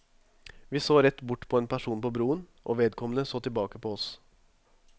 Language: Norwegian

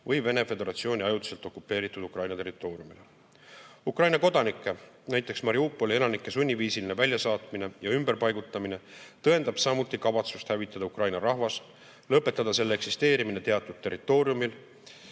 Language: Estonian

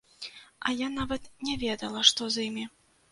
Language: Belarusian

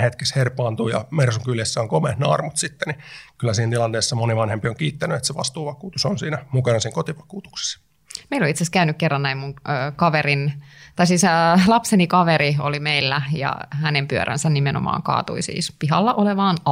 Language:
Finnish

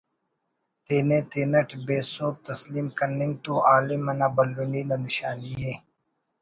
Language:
Brahui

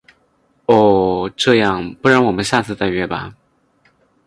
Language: Chinese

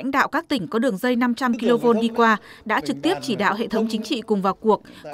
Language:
Vietnamese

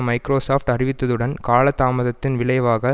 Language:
Tamil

